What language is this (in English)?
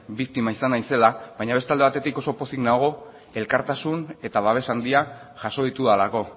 Basque